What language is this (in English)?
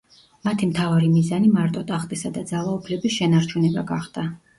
Georgian